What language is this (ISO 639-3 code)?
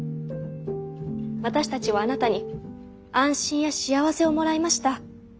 jpn